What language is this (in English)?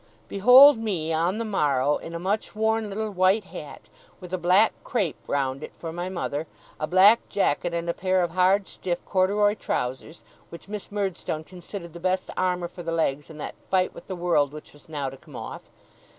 English